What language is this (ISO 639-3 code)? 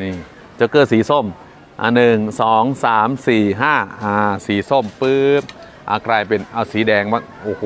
tha